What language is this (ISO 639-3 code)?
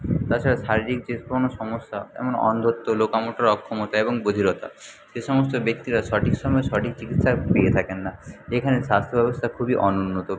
ben